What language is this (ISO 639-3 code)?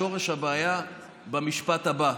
heb